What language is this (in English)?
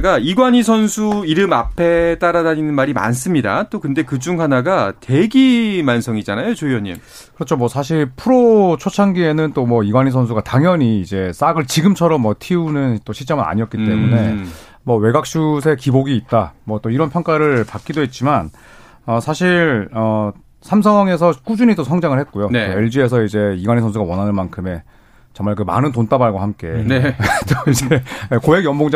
Korean